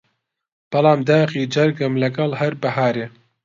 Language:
Central Kurdish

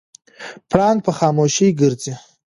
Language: Pashto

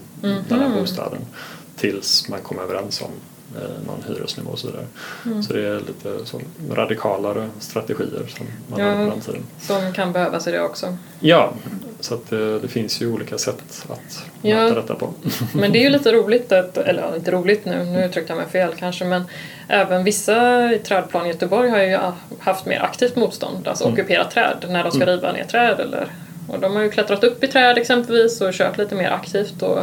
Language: Swedish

